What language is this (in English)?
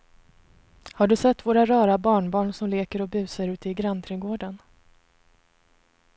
Swedish